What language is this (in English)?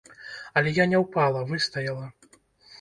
Belarusian